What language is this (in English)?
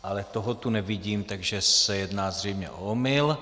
Czech